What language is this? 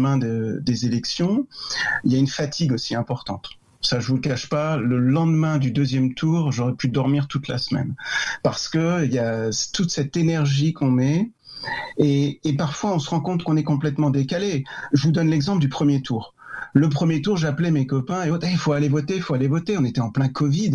French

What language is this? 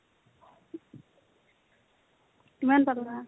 Assamese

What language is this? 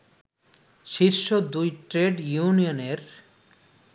Bangla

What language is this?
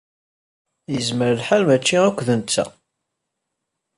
Kabyle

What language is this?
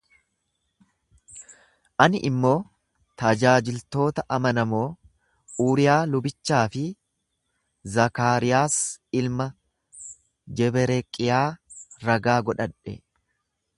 Oromo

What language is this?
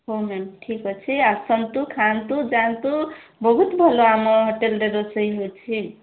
Odia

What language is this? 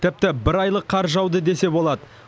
Kazakh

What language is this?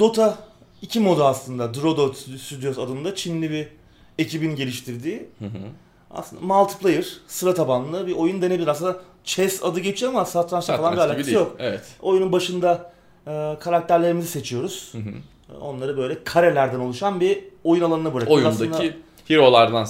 Turkish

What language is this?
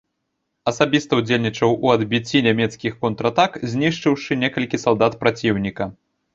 Belarusian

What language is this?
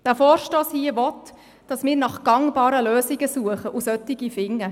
Swiss German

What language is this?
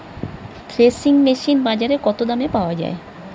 Bangla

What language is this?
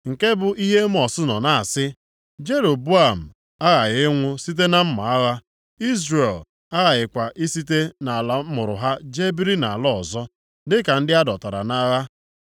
Igbo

